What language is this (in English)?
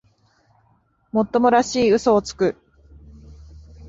Japanese